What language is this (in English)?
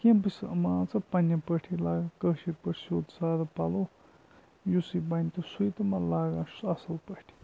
Kashmiri